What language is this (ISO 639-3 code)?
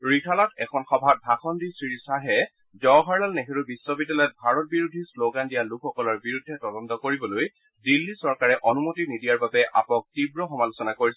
asm